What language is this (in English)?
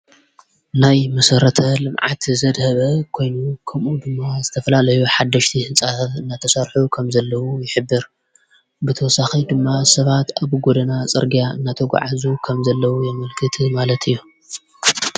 Tigrinya